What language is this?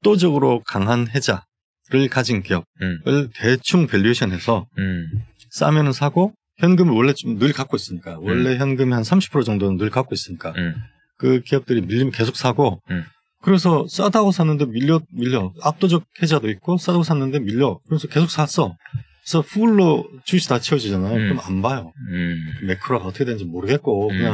Korean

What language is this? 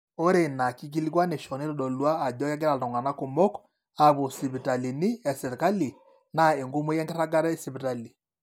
Masai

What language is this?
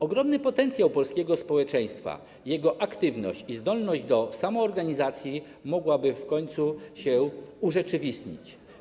Polish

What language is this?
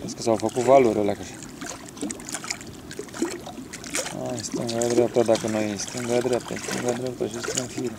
Romanian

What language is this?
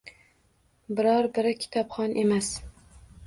Uzbek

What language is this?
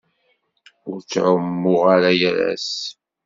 Kabyle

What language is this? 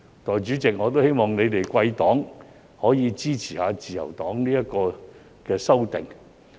Cantonese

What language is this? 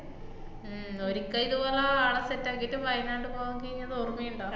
Malayalam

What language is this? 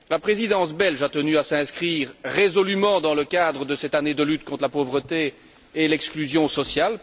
French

